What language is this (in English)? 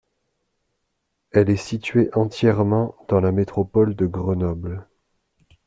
French